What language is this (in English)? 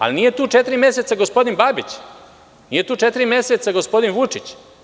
Serbian